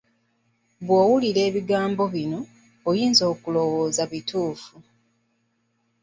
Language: Ganda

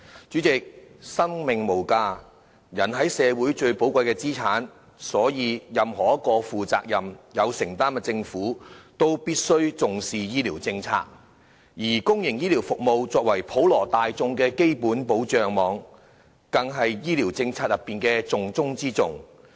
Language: Cantonese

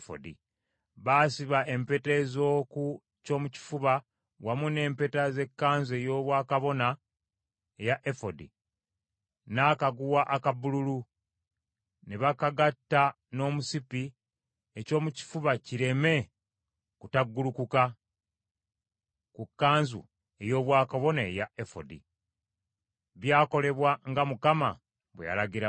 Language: Ganda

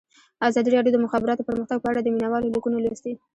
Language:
Pashto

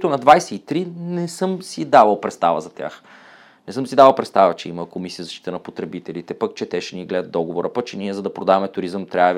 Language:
Bulgarian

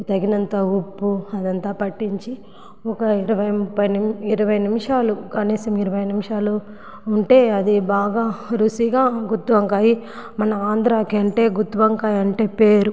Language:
Telugu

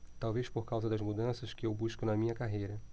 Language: Portuguese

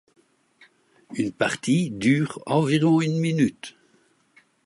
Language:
French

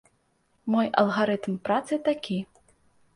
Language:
Belarusian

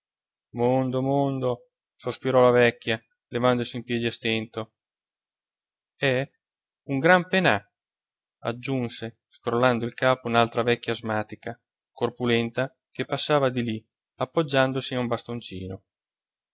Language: Italian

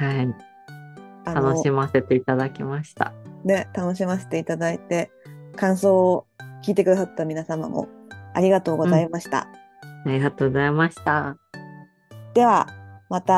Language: Japanese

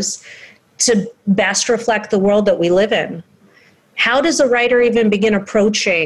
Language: English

